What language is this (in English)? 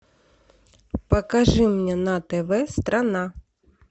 Russian